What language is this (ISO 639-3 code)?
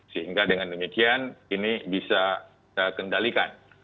ind